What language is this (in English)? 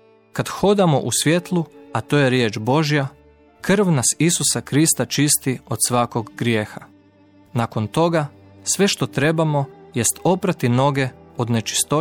Croatian